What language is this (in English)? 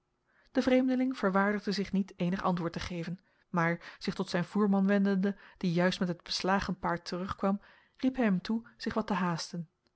Dutch